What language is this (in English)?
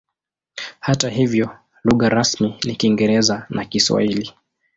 Swahili